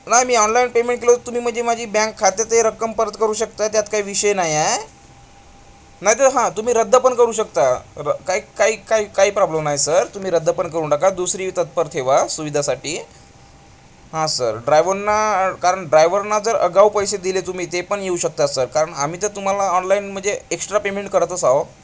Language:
Marathi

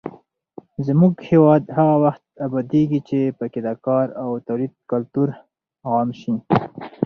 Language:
Pashto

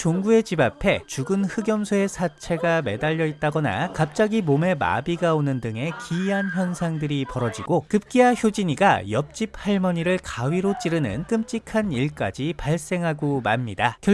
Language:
Korean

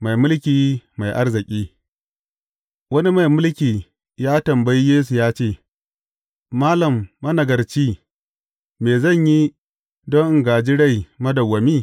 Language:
Hausa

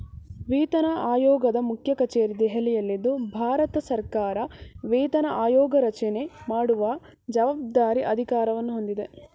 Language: Kannada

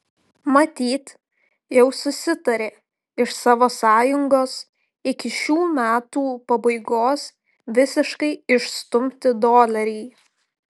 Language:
Lithuanian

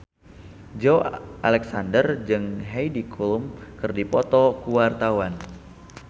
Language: Sundanese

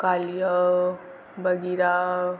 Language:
Marathi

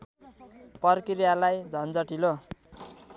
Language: Nepali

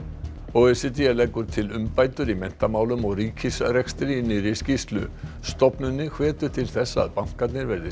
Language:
Icelandic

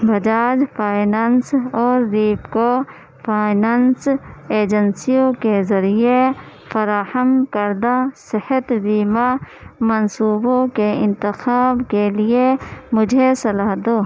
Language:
Urdu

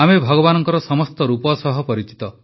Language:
Odia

